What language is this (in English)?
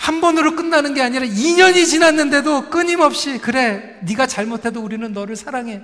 Korean